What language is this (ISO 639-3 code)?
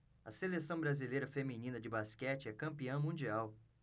por